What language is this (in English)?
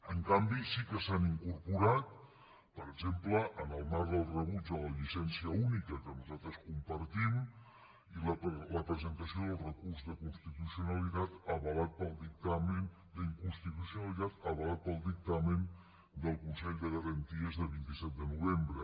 Catalan